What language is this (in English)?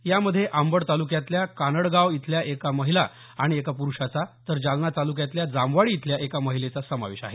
Marathi